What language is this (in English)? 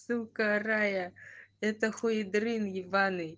Russian